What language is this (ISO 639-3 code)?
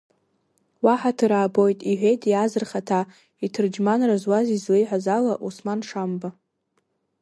abk